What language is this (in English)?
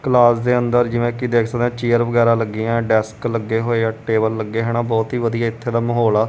Punjabi